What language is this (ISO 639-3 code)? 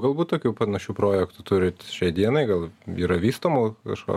lit